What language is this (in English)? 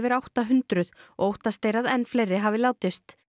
Icelandic